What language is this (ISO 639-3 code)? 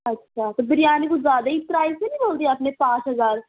urd